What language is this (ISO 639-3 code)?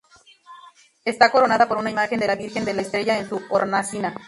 spa